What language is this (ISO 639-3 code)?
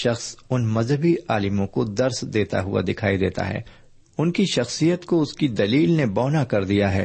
urd